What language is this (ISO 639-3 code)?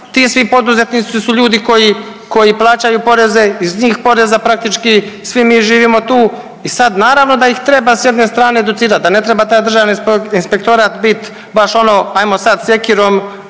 hrv